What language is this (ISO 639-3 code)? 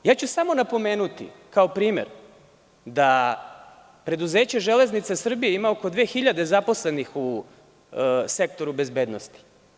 srp